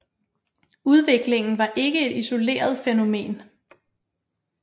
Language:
Danish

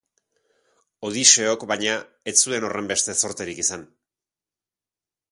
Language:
Basque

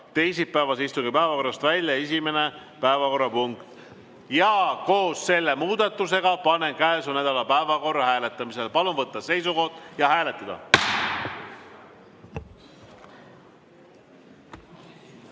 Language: Estonian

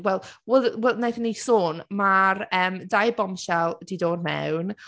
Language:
Welsh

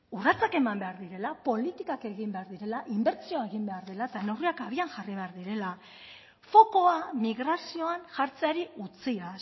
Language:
Basque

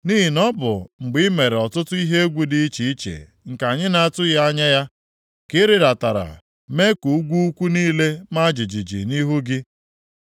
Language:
Igbo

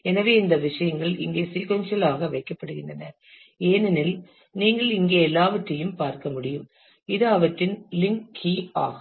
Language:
Tamil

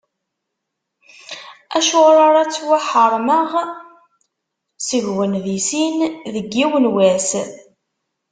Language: Kabyle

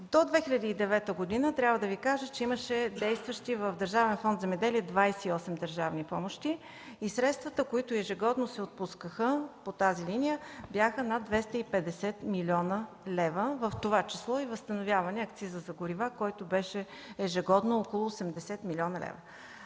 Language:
Bulgarian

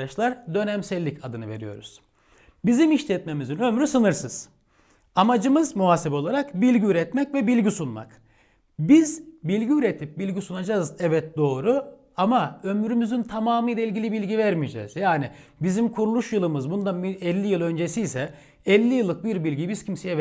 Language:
Turkish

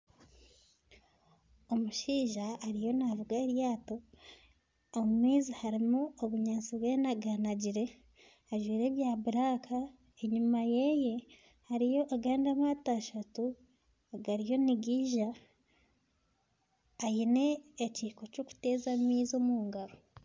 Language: Nyankole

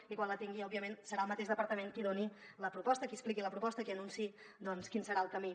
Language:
Catalan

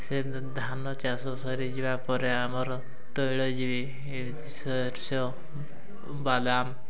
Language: Odia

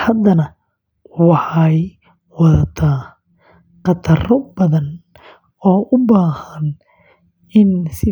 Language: Somali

